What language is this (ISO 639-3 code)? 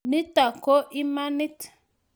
kln